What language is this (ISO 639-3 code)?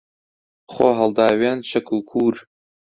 ckb